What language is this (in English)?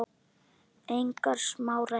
Icelandic